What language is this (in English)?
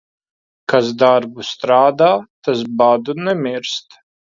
Latvian